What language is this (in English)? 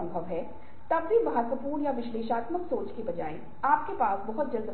Hindi